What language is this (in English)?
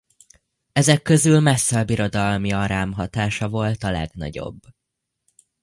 Hungarian